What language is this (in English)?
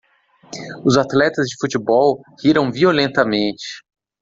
Portuguese